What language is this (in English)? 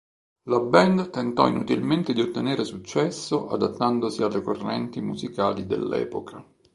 Italian